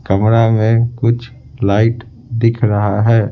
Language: Hindi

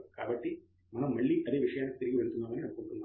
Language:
Telugu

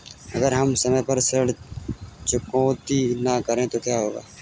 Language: Hindi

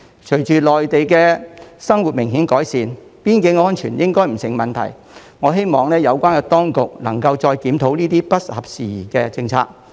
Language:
Cantonese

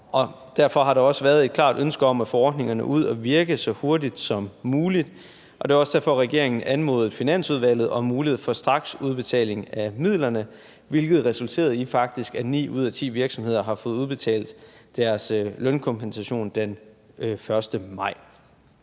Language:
Danish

